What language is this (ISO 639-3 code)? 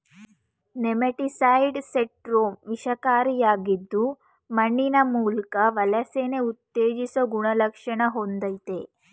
kan